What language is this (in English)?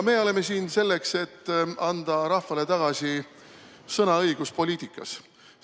Estonian